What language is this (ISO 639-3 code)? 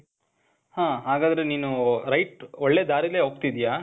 kan